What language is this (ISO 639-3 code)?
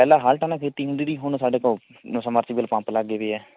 pan